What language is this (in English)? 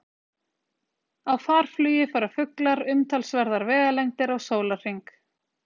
Icelandic